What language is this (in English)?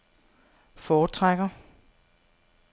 Danish